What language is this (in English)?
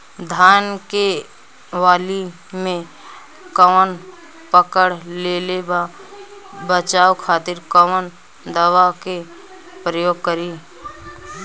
Bhojpuri